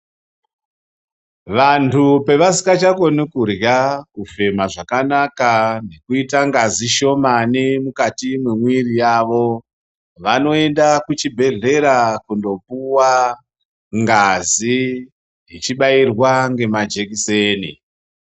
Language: Ndau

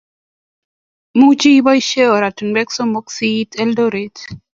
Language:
Kalenjin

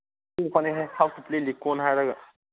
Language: Manipuri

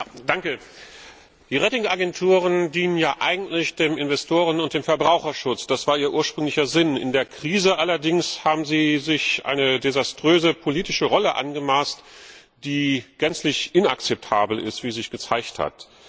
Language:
German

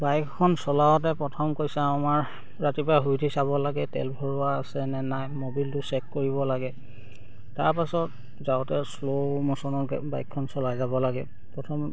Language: Assamese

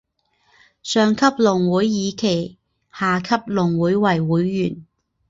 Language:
Chinese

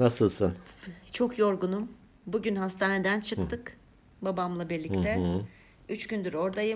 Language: Turkish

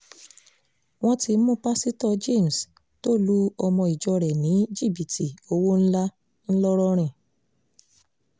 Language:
Yoruba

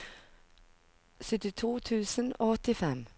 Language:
Norwegian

